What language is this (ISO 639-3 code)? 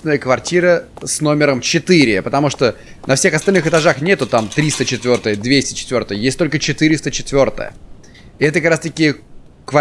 rus